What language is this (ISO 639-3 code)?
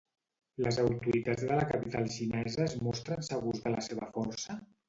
cat